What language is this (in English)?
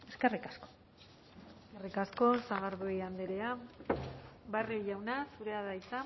Basque